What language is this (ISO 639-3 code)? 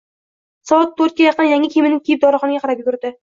uzb